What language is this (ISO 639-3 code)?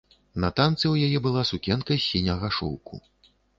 bel